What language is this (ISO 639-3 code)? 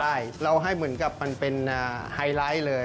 tha